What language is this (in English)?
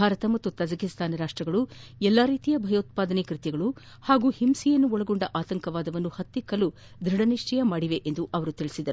Kannada